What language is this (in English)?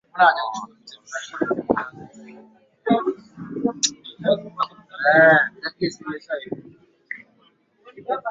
Swahili